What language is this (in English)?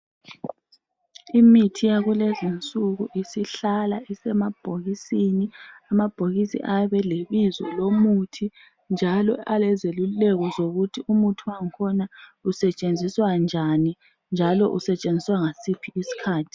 North Ndebele